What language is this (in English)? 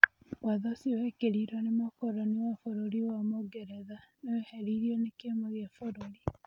Kikuyu